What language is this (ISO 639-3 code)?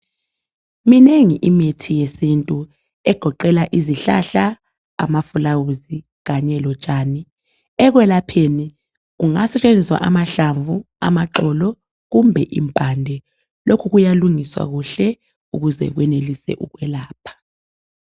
nde